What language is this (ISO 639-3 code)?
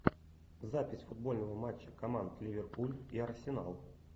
rus